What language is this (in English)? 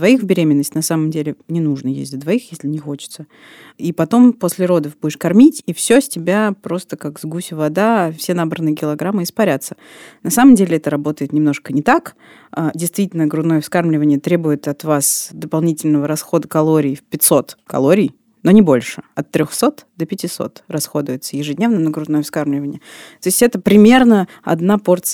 Russian